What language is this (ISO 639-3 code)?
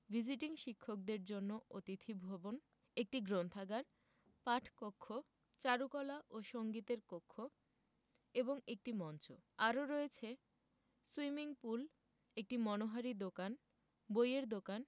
ben